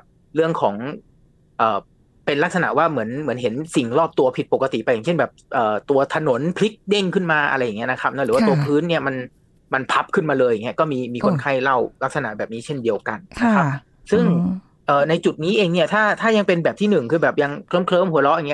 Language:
Thai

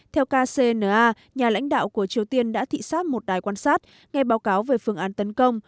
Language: Vietnamese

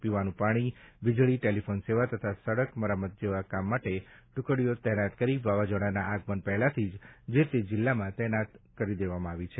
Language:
Gujarati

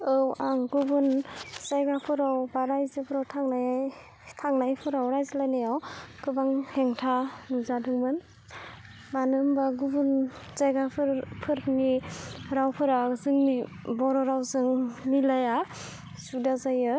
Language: Bodo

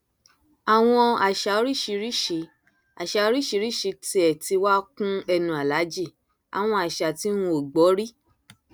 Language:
Yoruba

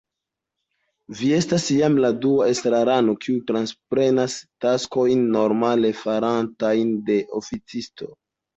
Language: Esperanto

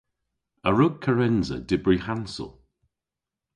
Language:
Cornish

